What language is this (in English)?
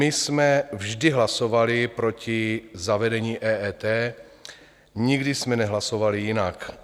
Czech